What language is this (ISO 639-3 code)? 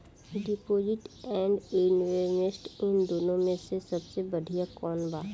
bho